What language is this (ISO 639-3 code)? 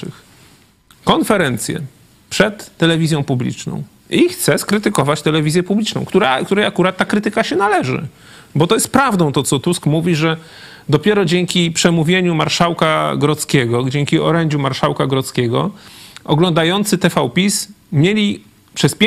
pol